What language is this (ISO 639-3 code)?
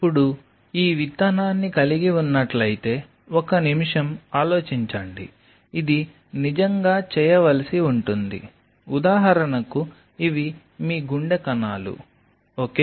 tel